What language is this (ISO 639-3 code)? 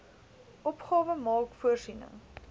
afr